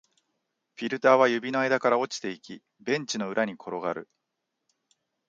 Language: Japanese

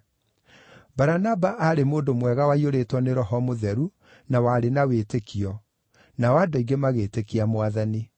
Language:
Kikuyu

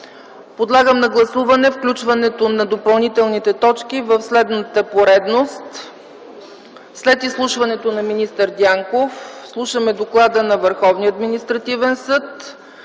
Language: Bulgarian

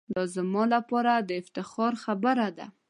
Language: Pashto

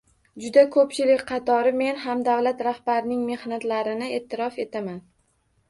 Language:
Uzbek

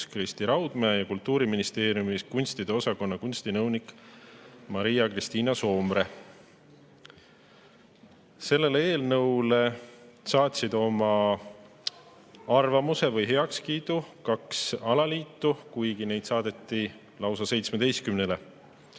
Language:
Estonian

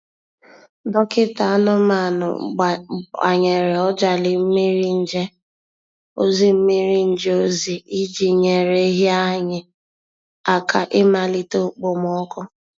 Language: Igbo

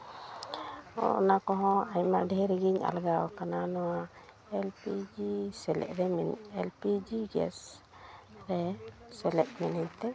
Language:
Santali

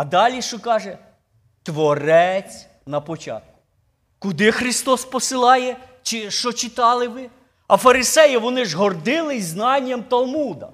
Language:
Ukrainian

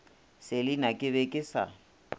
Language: Northern Sotho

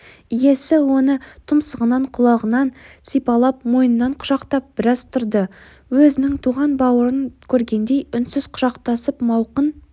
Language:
Kazakh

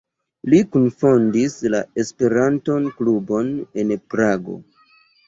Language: Esperanto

